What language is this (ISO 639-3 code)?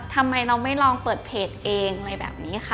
tha